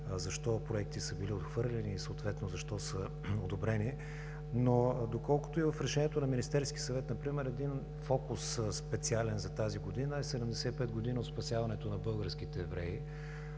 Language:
Bulgarian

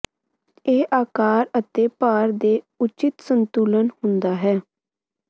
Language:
Punjabi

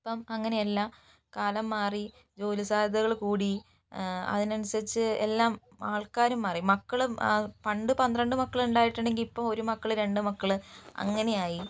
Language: Malayalam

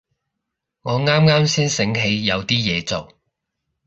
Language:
Cantonese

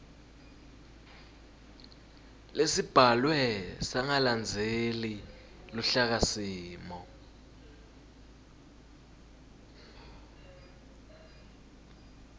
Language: Swati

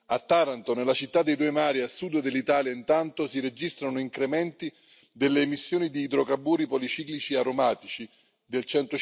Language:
Italian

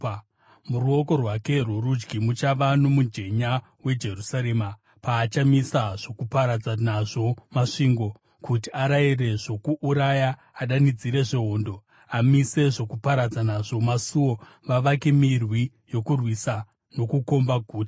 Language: Shona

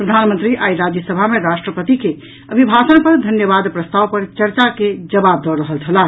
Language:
Maithili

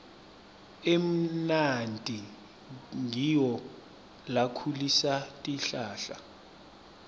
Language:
Swati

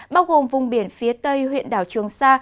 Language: Vietnamese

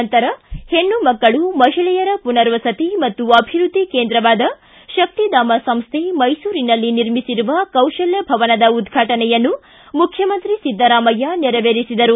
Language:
Kannada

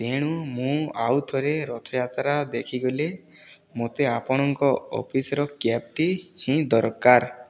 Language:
Odia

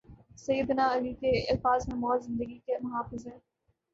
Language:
Urdu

